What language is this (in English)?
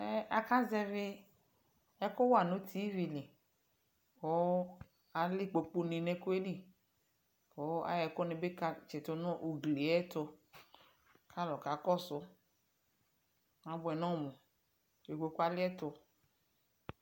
Ikposo